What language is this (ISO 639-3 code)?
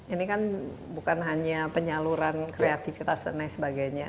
ind